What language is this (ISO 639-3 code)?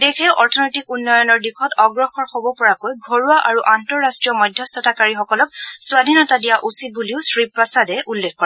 asm